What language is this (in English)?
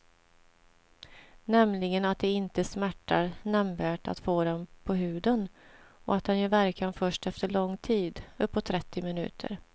Swedish